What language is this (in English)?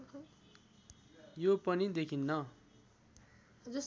Nepali